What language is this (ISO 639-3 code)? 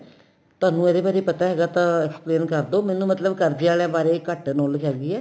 pan